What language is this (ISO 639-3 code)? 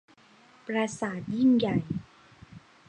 tha